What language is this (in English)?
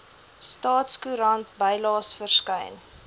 Afrikaans